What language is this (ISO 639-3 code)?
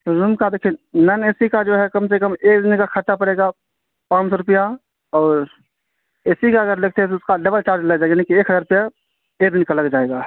urd